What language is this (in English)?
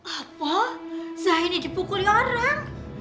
Indonesian